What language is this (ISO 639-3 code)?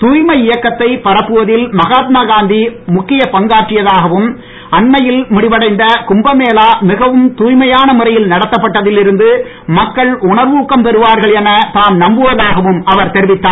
tam